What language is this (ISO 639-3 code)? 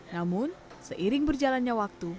ind